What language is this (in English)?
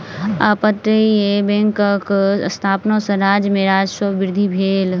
Maithili